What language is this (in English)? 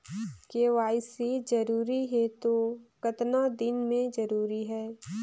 Chhattisgarhi